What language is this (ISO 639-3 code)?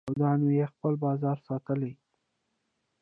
pus